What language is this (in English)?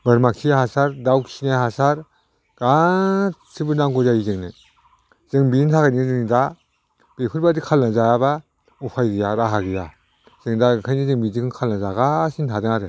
Bodo